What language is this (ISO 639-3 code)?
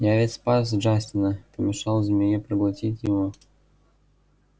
rus